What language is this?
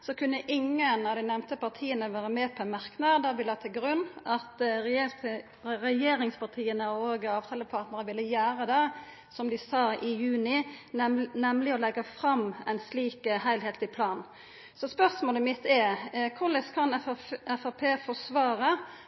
Norwegian Nynorsk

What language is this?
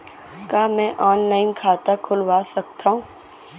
Chhattisgarhi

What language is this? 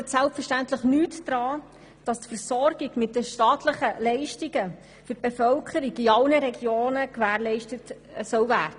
Swiss German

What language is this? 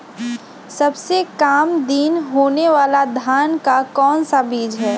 Magahi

